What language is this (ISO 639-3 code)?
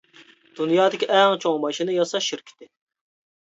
uig